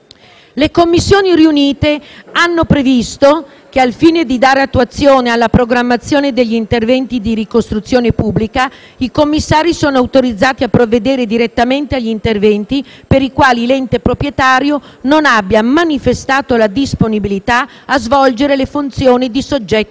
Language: Italian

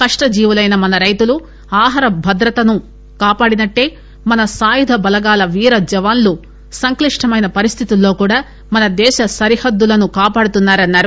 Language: Telugu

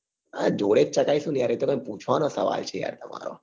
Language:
Gujarati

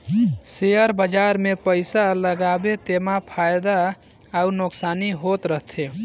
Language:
Chhattisgarhi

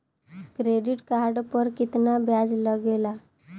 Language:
Bhojpuri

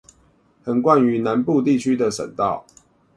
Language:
Chinese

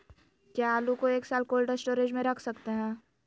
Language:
Magahi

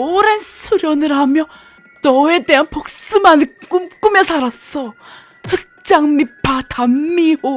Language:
Korean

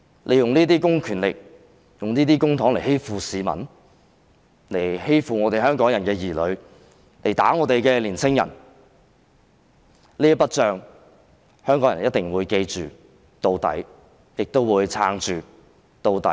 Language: Cantonese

